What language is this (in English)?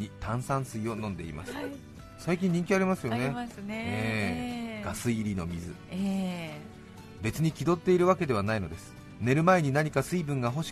Japanese